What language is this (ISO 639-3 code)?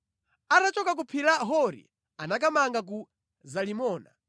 nya